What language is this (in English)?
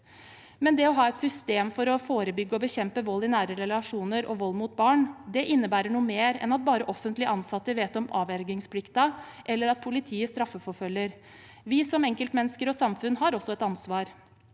Norwegian